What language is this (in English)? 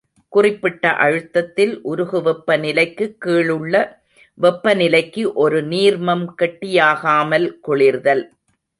Tamil